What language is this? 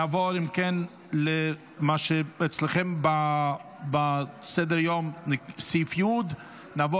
Hebrew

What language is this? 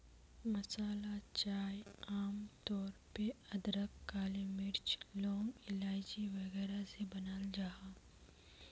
Magahi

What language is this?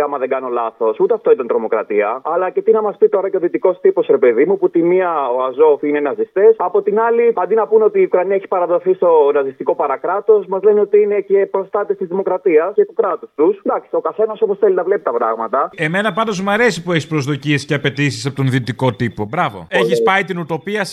Greek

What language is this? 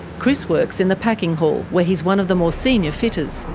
English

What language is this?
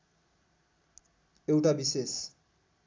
Nepali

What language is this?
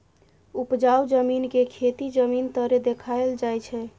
Maithili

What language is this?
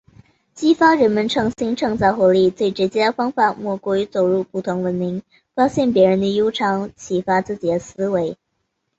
Chinese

